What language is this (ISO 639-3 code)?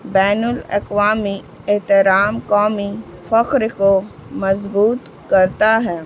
urd